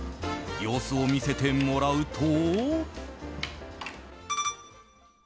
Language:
Japanese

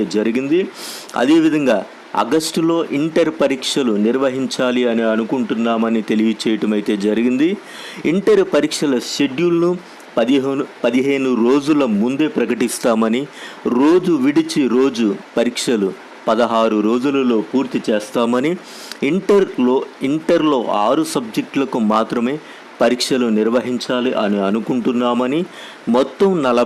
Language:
Telugu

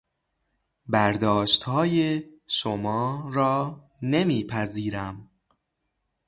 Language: Persian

